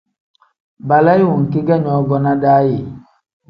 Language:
Tem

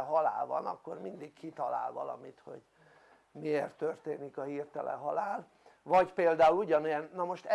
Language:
Hungarian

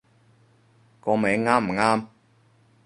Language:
Cantonese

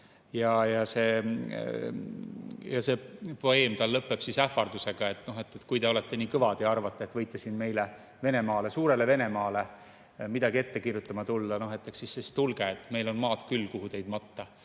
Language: Estonian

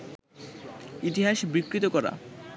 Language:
Bangla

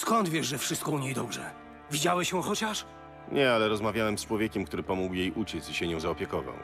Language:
Polish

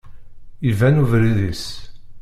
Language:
Kabyle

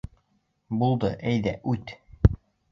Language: Bashkir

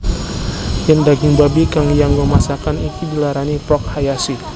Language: Javanese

